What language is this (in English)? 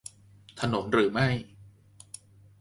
Thai